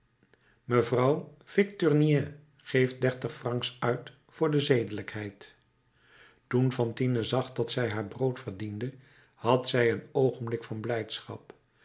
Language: Dutch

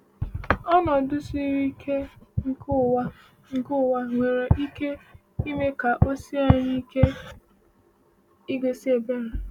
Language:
Igbo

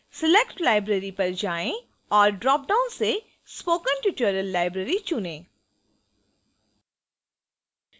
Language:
Hindi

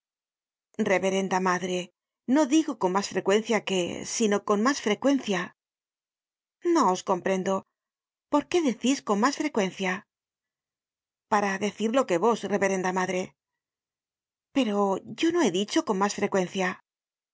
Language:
Spanish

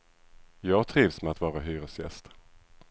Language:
Swedish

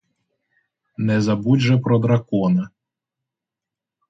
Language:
Ukrainian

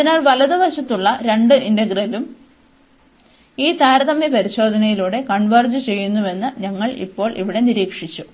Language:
Malayalam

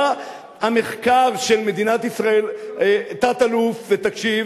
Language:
Hebrew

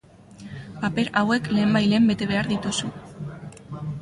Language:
Basque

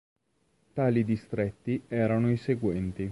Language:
Italian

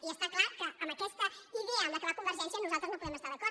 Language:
Catalan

